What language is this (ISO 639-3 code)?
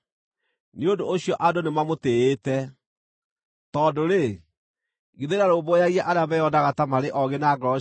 kik